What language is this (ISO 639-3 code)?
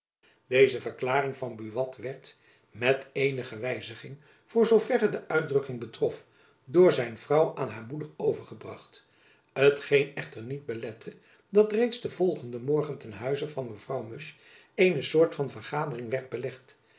nld